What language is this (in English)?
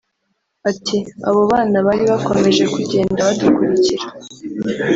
Kinyarwanda